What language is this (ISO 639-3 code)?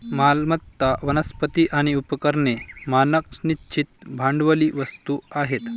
mar